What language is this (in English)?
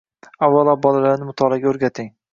Uzbek